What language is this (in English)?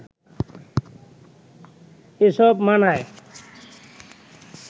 Bangla